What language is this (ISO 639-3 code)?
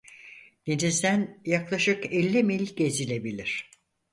tur